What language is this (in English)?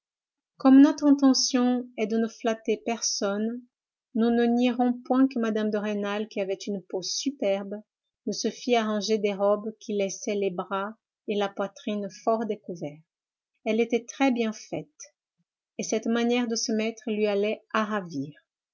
French